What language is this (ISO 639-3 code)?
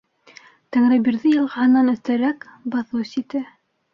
bak